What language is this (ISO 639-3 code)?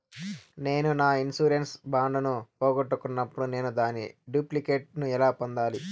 tel